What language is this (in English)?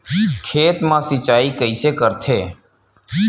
Chhattisgarhi